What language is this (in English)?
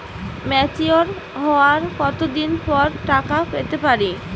Bangla